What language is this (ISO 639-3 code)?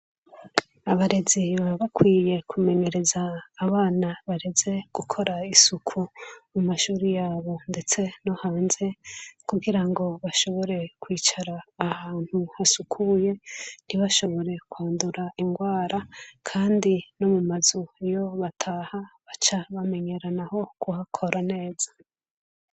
run